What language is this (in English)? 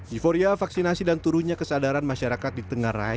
Indonesian